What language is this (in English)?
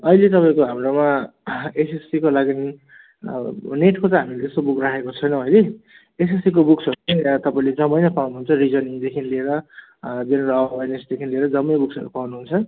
Nepali